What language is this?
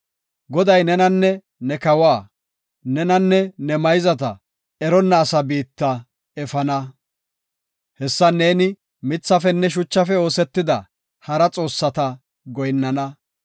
Gofa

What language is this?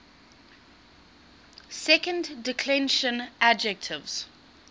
English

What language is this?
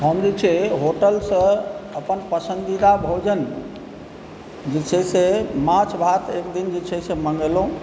Maithili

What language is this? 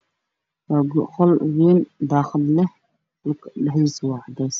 Somali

